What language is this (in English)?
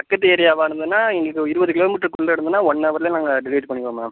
Tamil